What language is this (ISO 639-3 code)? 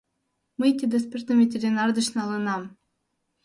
chm